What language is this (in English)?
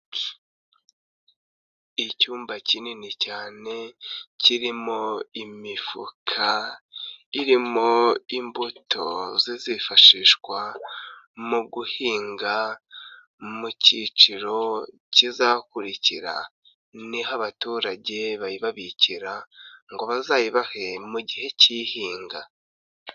Kinyarwanda